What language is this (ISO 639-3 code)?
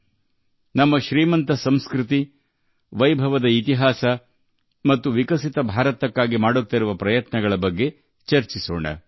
kan